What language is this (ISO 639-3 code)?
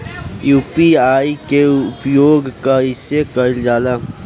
bho